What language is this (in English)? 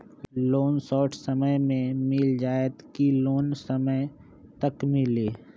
Magahi